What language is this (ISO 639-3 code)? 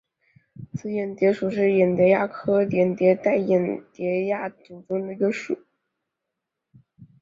zho